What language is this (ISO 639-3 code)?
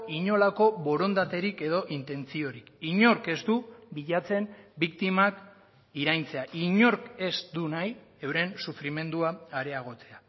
eus